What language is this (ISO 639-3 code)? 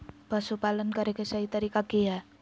mag